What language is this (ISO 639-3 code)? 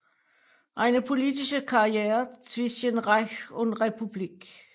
dan